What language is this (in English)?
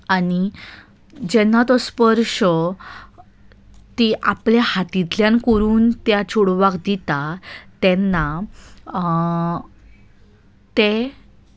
Konkani